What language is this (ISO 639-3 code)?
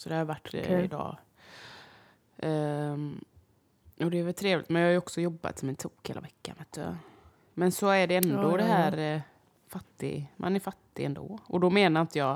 swe